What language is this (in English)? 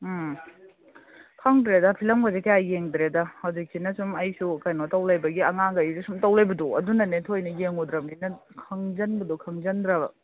Manipuri